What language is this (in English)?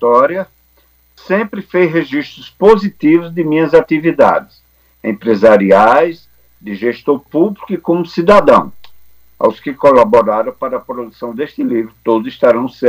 Portuguese